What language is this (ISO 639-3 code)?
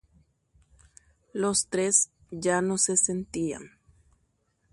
grn